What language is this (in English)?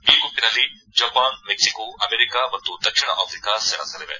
Kannada